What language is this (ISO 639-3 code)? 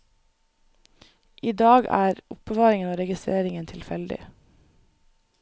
nor